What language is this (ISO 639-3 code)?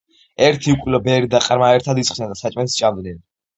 kat